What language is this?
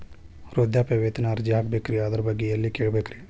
Kannada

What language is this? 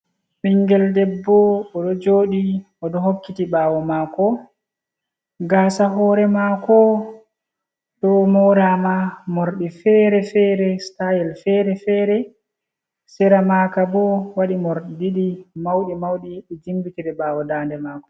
Fula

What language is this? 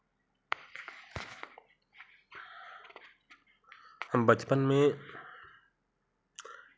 Hindi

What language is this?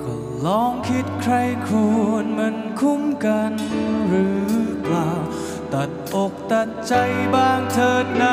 Thai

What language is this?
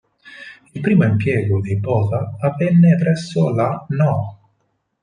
Italian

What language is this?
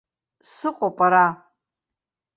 Abkhazian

